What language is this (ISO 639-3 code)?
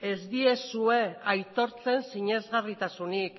eus